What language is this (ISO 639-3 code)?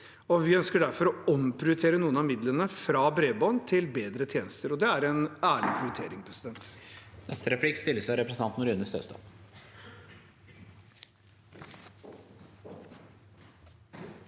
nor